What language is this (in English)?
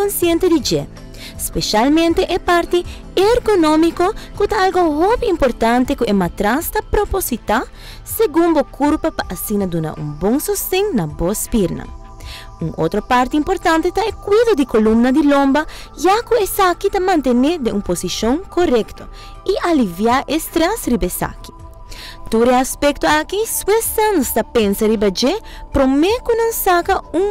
Portuguese